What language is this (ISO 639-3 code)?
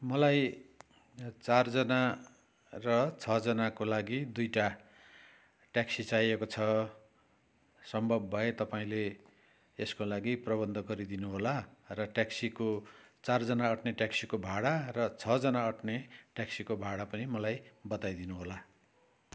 nep